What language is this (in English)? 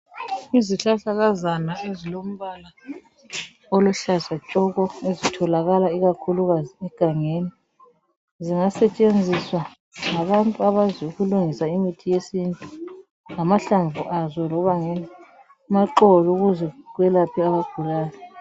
North Ndebele